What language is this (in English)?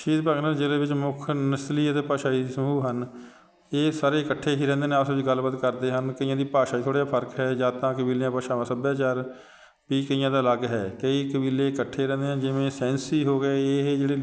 Punjabi